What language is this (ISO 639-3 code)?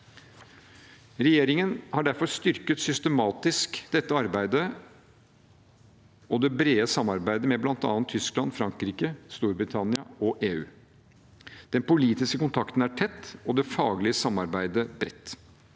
nor